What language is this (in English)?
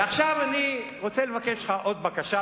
Hebrew